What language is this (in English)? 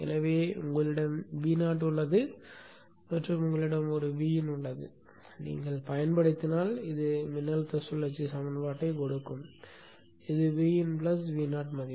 Tamil